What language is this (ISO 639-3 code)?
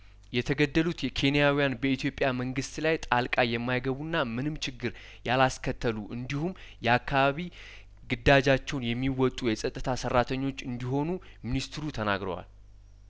amh